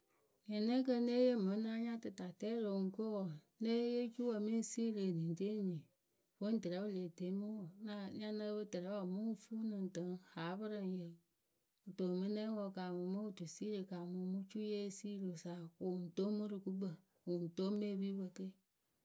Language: Akebu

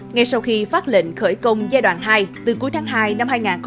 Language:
Vietnamese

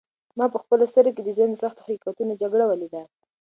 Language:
Pashto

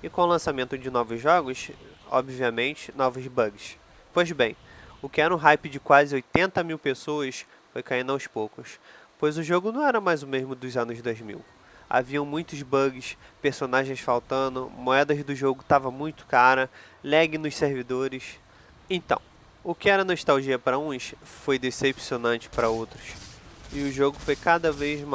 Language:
Portuguese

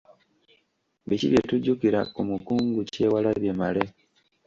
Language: Ganda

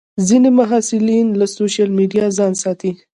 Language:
Pashto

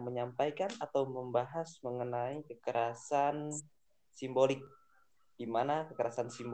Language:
Indonesian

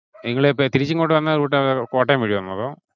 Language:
Malayalam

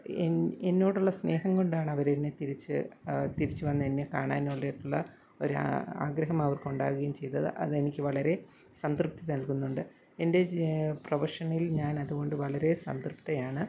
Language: Malayalam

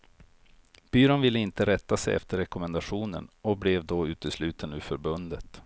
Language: Swedish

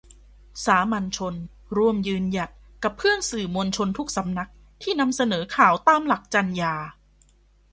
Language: Thai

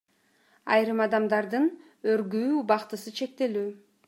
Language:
Kyrgyz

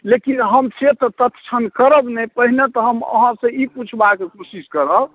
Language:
Maithili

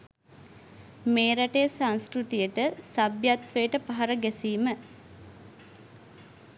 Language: Sinhala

